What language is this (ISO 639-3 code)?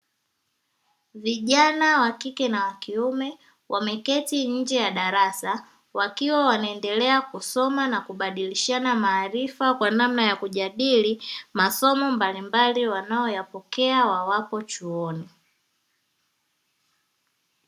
swa